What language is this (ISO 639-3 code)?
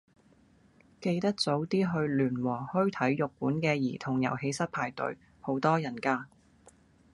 yue